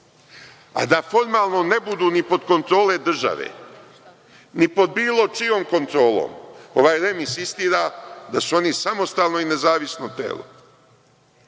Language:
Serbian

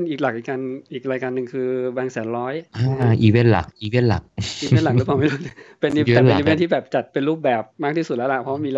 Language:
Thai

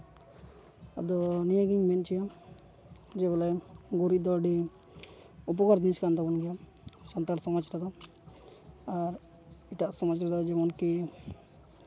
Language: Santali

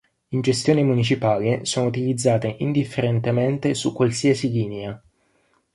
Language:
Italian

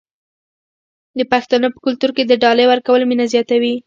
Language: Pashto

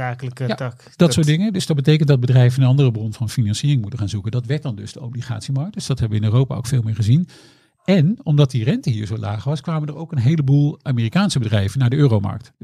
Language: Dutch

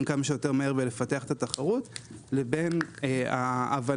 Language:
Hebrew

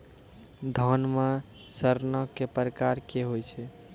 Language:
Maithili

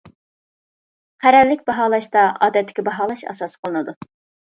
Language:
Uyghur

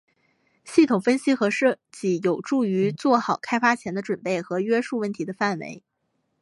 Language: Chinese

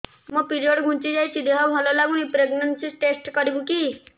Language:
Odia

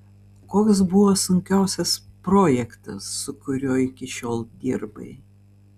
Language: Lithuanian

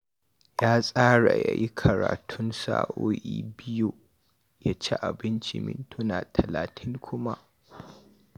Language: Hausa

